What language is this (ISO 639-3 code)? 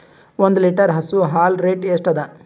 kan